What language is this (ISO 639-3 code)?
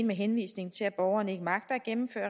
dan